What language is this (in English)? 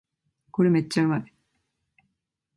Japanese